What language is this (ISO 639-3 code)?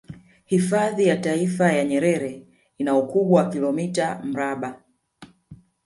swa